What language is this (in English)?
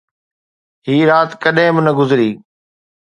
Sindhi